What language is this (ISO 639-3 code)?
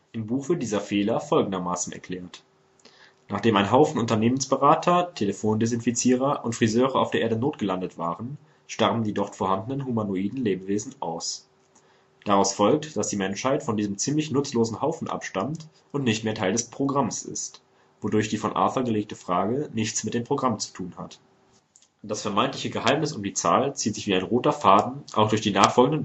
deu